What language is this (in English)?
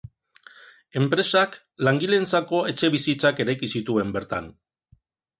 Basque